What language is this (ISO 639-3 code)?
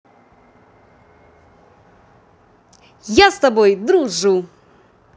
rus